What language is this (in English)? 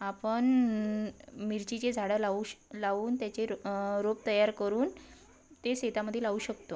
Marathi